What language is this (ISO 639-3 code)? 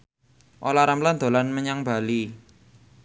jav